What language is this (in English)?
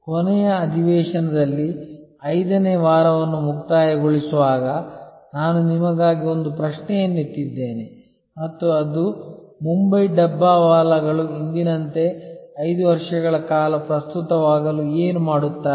Kannada